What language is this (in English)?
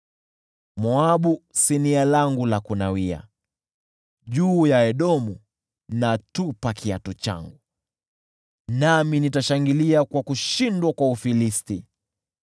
Swahili